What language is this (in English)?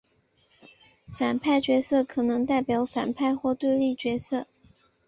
Chinese